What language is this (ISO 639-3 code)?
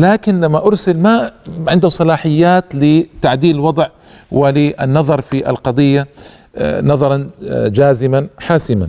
ara